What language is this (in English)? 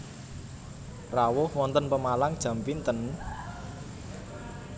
Javanese